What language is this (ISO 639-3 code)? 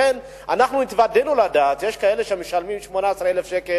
heb